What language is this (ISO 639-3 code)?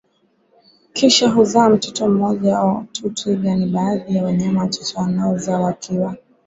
swa